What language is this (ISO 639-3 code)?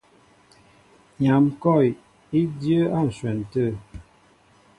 mbo